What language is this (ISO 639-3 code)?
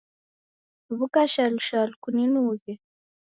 dav